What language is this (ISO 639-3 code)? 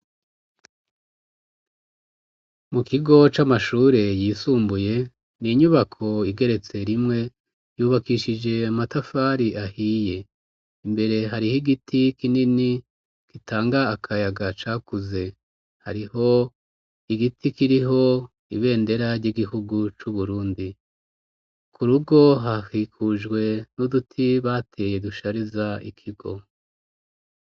run